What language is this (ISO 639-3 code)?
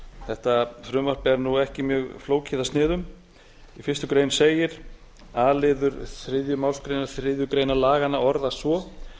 isl